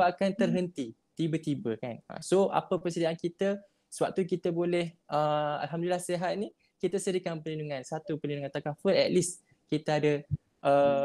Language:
Malay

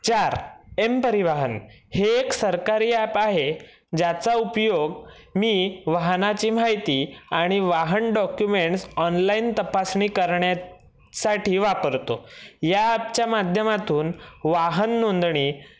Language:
Marathi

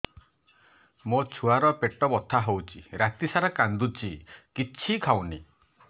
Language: Odia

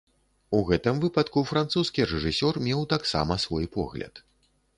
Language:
Belarusian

